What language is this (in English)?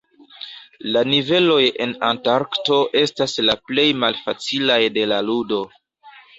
Esperanto